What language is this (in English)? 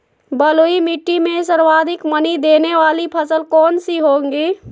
Magahi